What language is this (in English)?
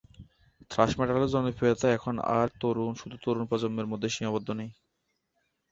Bangla